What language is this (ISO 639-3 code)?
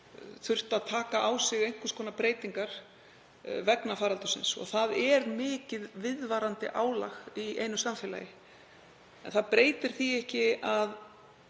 isl